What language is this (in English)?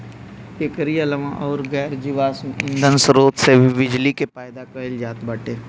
Bhojpuri